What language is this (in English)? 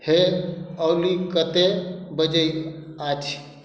Maithili